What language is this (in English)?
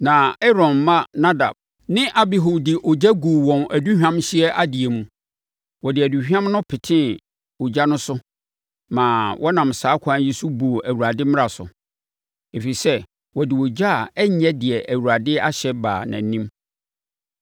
Akan